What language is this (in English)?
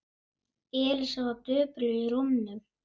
Icelandic